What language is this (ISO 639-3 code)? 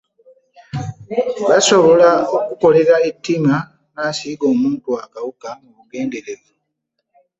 lug